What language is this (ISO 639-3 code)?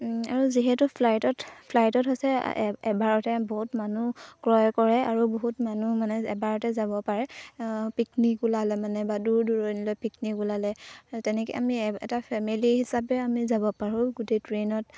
asm